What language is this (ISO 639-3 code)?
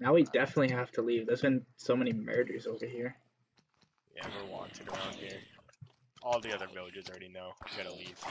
eng